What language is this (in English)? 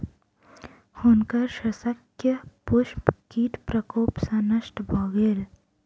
Maithili